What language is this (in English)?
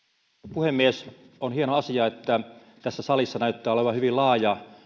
Finnish